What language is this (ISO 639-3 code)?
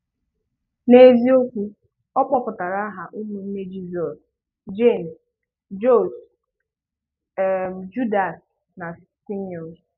ibo